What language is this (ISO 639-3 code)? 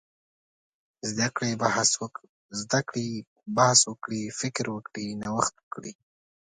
pus